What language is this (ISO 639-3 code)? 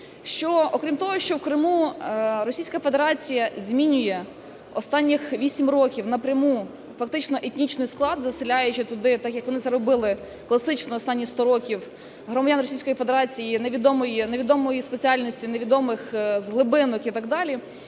ukr